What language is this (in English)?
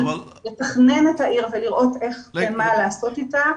Hebrew